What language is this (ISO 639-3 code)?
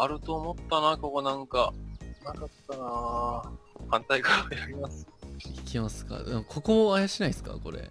jpn